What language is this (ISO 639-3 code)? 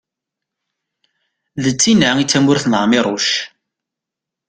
kab